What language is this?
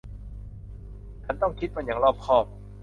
Thai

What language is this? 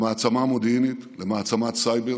Hebrew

